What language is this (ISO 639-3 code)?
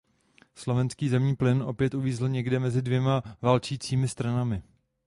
ces